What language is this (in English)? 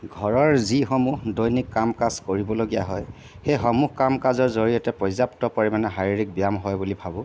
Assamese